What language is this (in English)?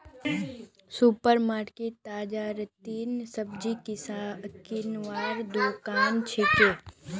Magahi